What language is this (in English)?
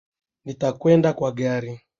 Swahili